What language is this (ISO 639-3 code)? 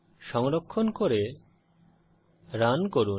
ben